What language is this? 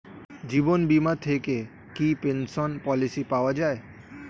Bangla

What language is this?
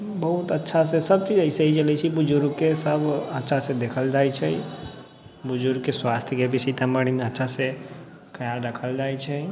Maithili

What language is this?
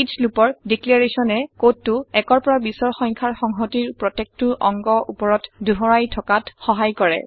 Assamese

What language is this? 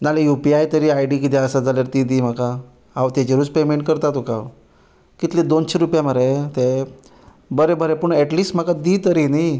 Konkani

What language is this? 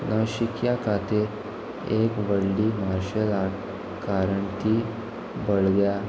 Konkani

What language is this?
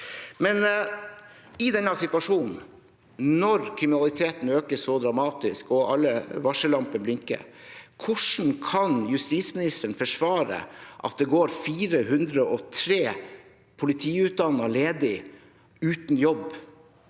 Norwegian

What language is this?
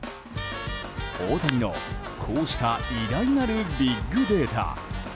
Japanese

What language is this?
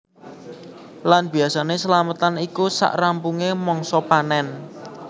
Javanese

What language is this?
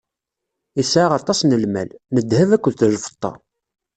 Kabyle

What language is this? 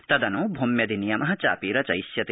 Sanskrit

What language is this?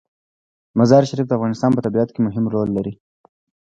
Pashto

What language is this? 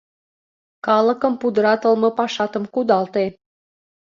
Mari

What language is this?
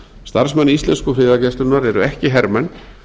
Icelandic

